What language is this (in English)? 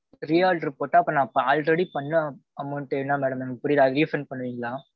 Tamil